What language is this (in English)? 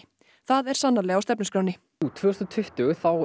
Icelandic